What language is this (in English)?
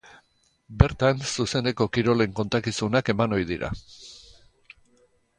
Basque